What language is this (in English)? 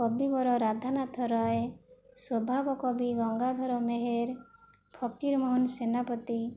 Odia